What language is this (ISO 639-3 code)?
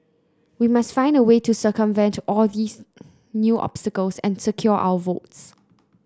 eng